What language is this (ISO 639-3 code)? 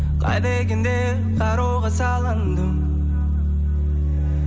kaz